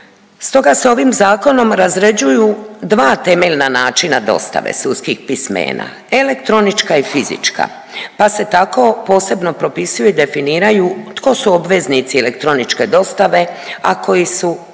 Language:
Croatian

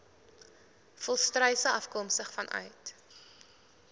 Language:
Afrikaans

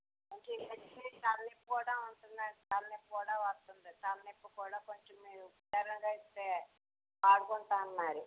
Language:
Telugu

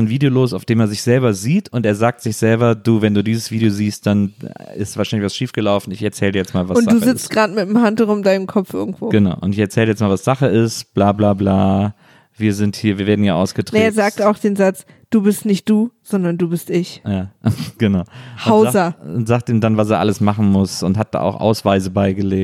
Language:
German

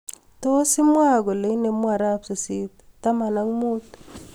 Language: Kalenjin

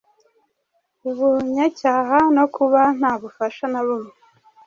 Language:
Kinyarwanda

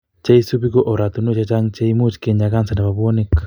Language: Kalenjin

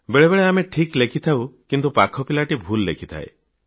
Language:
Odia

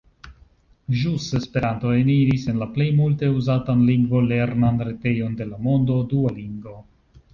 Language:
Esperanto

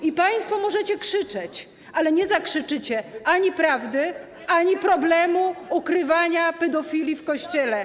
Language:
Polish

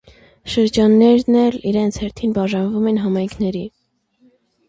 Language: Armenian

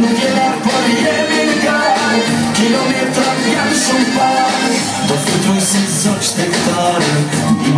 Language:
Romanian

